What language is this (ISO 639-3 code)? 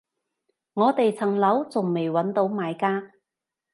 yue